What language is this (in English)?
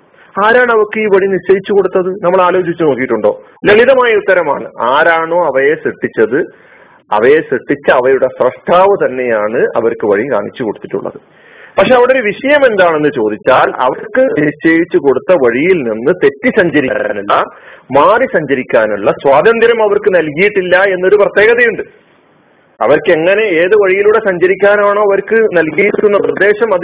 Malayalam